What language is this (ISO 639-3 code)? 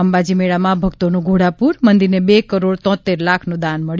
guj